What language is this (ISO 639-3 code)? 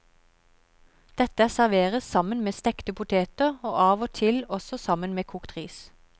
nor